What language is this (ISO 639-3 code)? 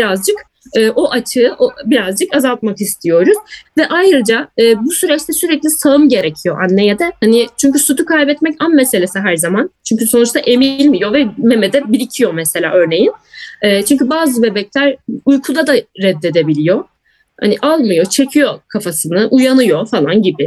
tur